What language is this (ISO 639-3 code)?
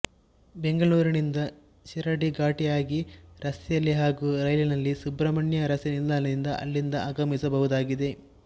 kan